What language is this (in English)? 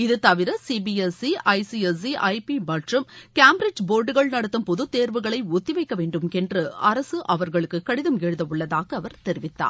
Tamil